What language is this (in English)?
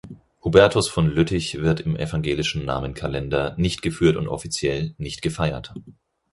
German